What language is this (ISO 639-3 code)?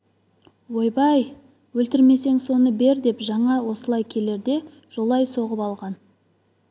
kaz